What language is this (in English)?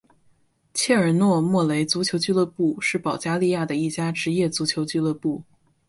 Chinese